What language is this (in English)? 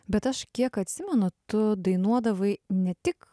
Lithuanian